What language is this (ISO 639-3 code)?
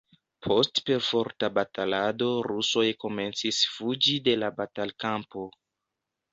epo